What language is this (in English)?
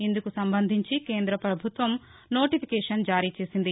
Telugu